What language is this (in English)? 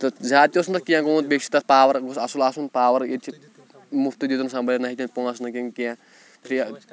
Kashmiri